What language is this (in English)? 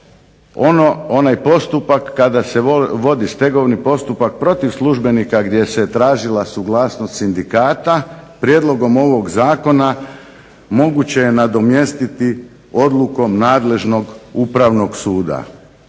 Croatian